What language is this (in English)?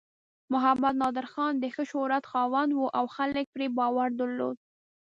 Pashto